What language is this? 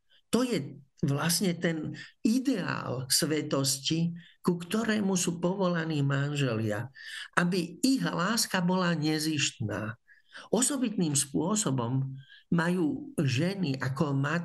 Slovak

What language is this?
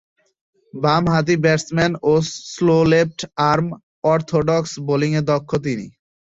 Bangla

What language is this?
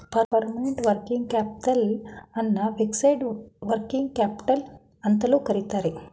Kannada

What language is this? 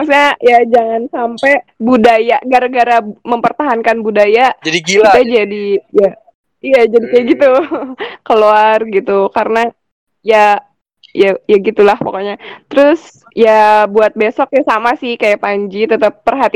Indonesian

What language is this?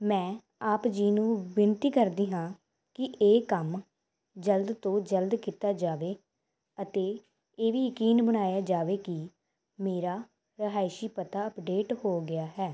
Punjabi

